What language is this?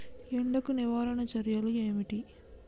Telugu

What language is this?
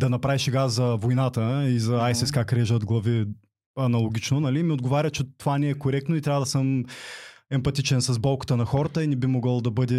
Bulgarian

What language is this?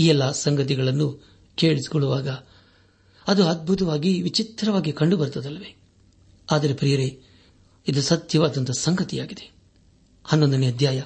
Kannada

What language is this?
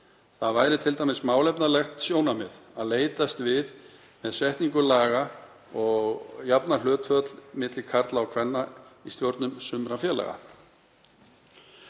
Icelandic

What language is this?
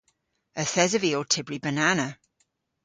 Cornish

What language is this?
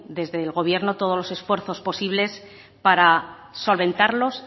Spanish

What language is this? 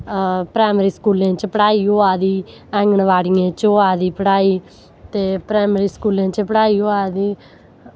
Dogri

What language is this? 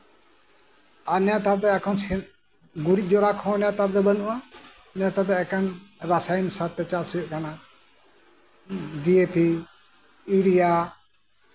Santali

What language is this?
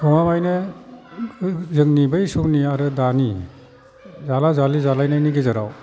Bodo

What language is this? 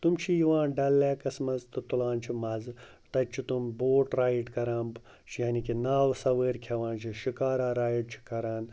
Kashmiri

